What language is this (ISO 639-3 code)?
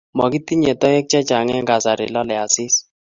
kln